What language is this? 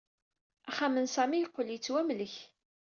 Kabyle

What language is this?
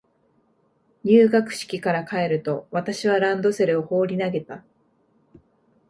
Japanese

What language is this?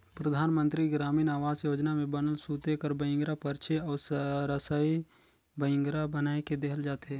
Chhattisgarhi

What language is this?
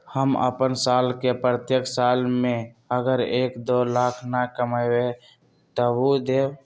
Magahi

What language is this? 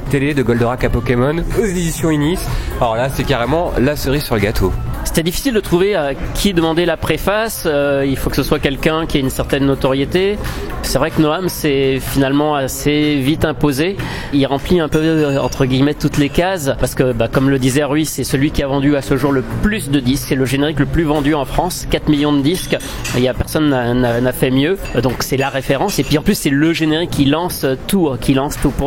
French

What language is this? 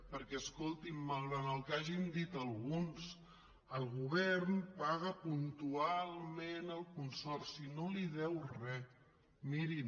Catalan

